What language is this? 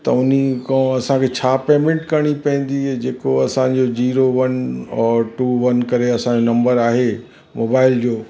Sindhi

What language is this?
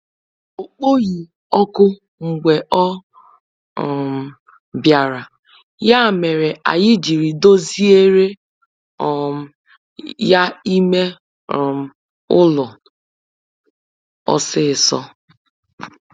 Igbo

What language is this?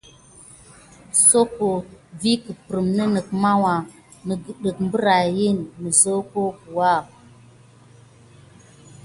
Gidar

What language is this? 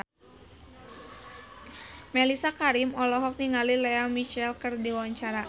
Sundanese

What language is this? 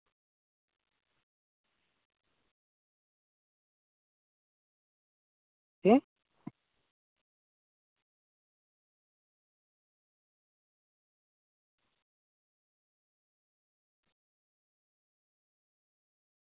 Santali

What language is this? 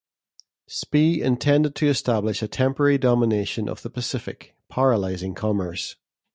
English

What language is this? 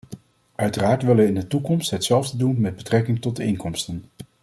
Dutch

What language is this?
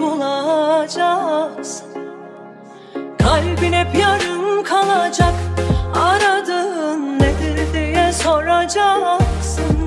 Turkish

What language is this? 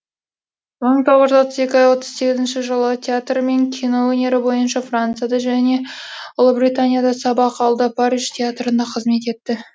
Kazakh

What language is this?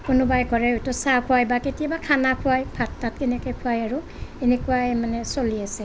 Assamese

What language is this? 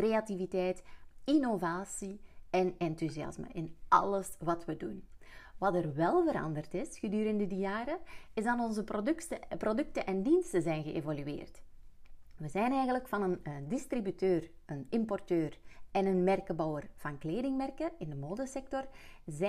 Dutch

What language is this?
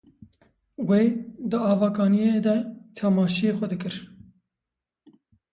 Kurdish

